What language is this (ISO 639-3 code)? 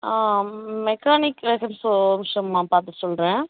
tam